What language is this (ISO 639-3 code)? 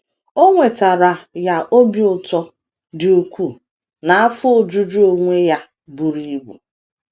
ibo